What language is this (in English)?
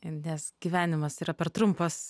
Lithuanian